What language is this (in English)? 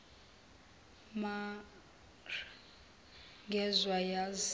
Zulu